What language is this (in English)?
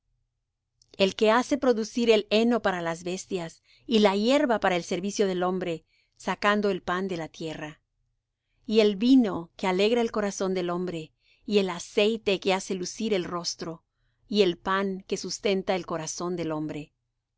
Spanish